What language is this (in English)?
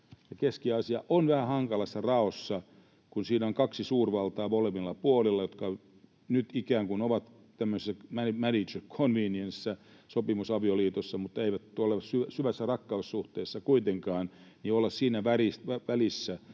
Finnish